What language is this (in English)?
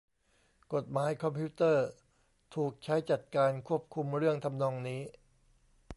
Thai